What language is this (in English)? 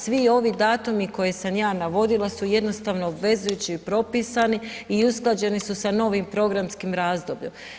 Croatian